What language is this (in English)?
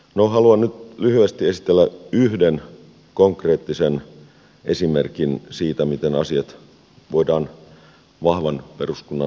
Finnish